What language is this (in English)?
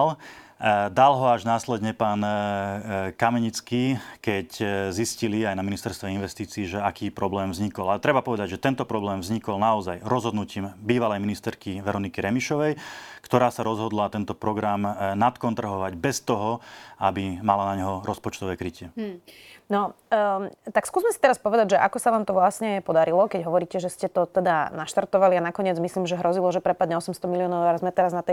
Slovak